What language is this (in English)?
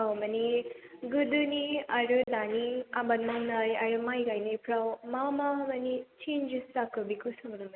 Bodo